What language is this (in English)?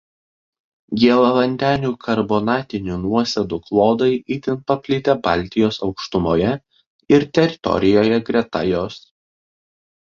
Lithuanian